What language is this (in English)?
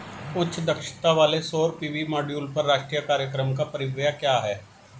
Hindi